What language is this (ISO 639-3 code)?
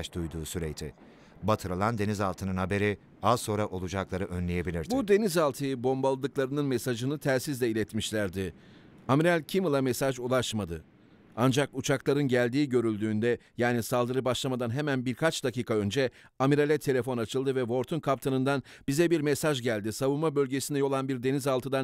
tur